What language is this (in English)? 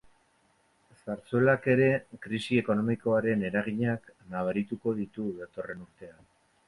Basque